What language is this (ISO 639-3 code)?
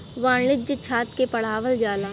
bho